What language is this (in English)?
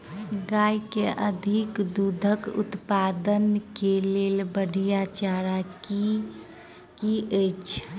Maithili